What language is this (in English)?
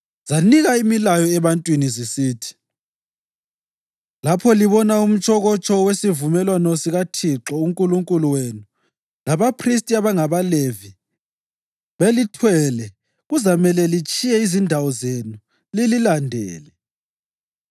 North Ndebele